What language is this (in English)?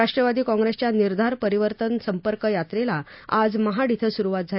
Marathi